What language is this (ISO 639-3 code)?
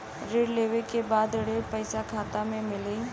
bho